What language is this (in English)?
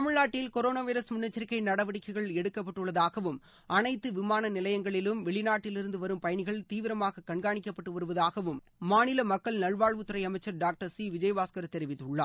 Tamil